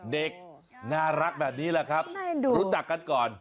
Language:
Thai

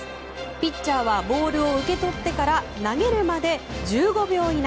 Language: Japanese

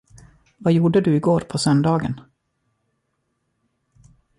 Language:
Swedish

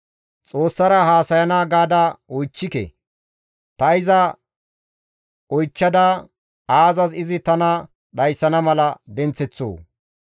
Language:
Gamo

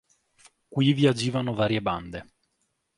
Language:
Italian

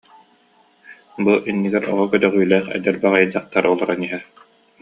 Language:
Yakut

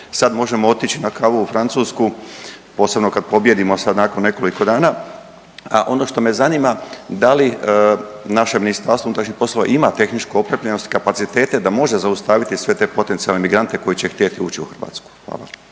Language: Croatian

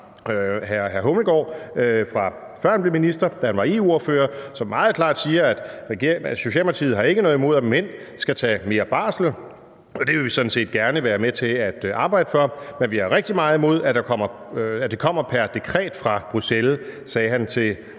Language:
Danish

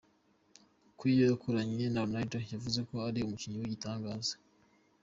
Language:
Kinyarwanda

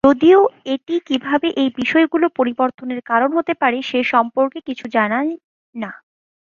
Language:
Bangla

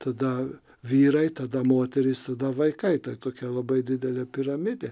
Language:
Lithuanian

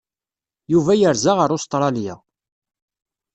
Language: Kabyle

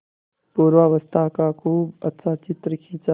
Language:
Hindi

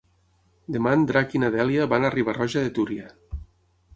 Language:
Catalan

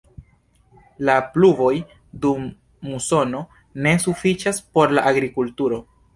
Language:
Esperanto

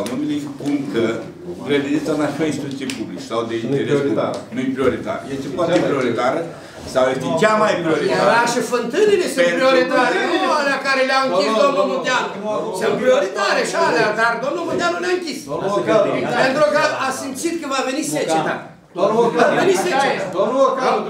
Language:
Romanian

